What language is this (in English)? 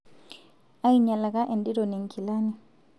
Masai